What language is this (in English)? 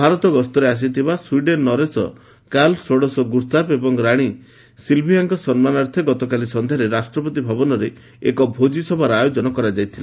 Odia